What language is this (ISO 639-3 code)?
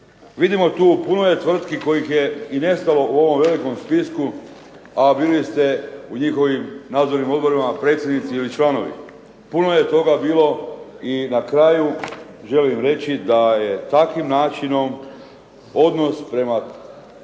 hrv